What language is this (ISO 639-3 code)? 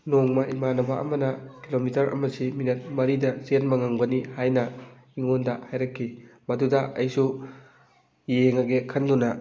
mni